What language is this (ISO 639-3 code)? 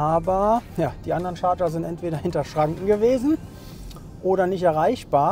deu